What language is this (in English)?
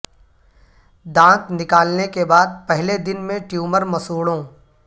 Urdu